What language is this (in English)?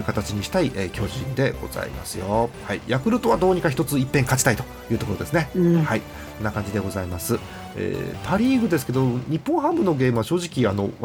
Japanese